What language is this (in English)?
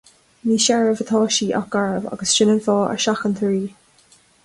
Irish